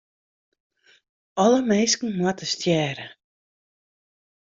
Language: Western Frisian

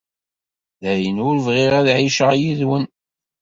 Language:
Kabyle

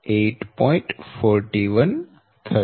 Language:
Gujarati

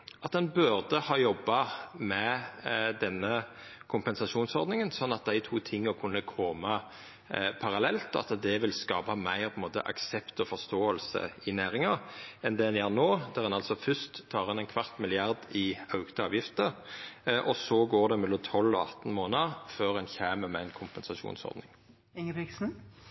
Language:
Norwegian Nynorsk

